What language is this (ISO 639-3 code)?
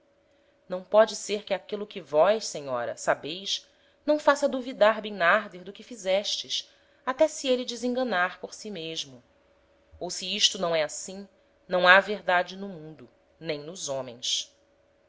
por